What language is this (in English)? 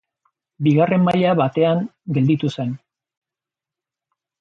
Basque